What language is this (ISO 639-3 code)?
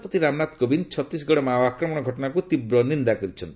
ori